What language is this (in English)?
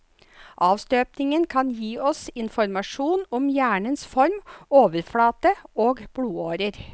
Norwegian